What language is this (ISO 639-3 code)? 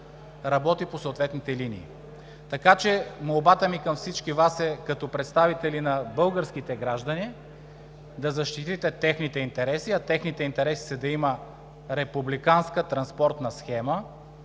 bul